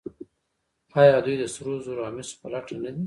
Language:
Pashto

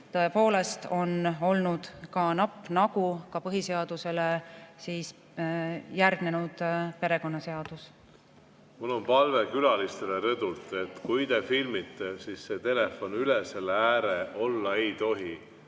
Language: Estonian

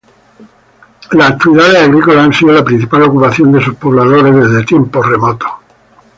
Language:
Spanish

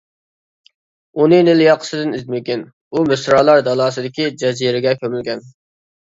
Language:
Uyghur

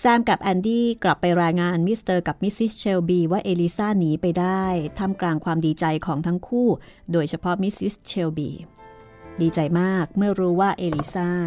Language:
Thai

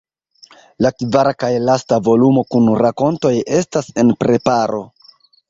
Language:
Esperanto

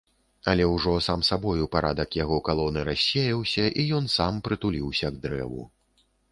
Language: Belarusian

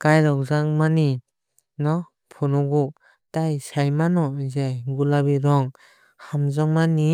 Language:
Kok Borok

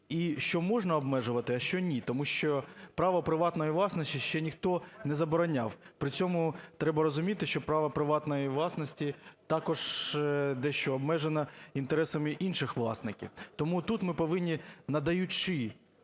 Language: Ukrainian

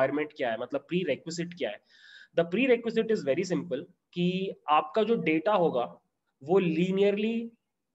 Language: Hindi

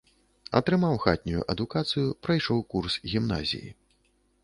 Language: Belarusian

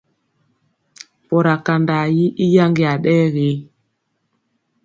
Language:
Mpiemo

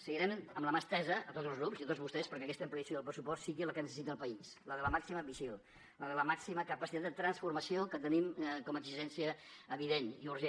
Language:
Catalan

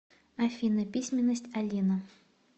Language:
Russian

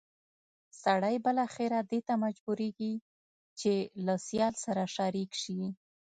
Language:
Pashto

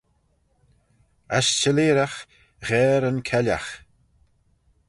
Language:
Manx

